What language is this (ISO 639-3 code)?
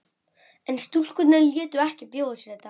isl